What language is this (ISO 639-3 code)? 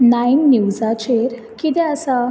kok